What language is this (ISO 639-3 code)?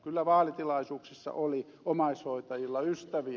fin